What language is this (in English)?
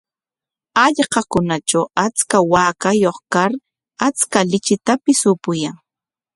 Corongo Ancash Quechua